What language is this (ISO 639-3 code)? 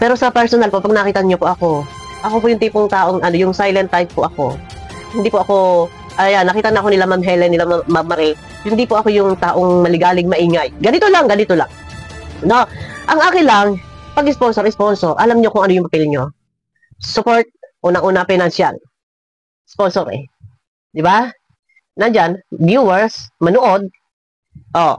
fil